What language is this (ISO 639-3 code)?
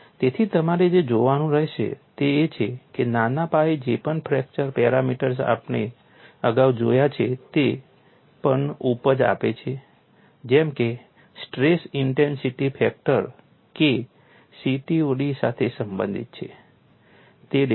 guj